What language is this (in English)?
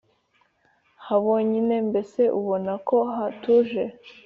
Kinyarwanda